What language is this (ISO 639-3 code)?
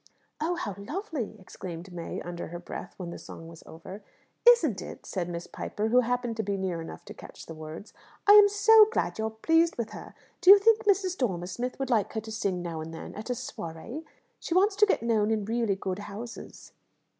eng